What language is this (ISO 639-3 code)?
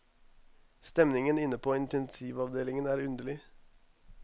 nor